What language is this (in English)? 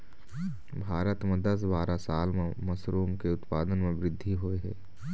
Chhattisgarhi